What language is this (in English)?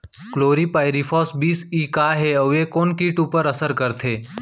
Chhattisgarhi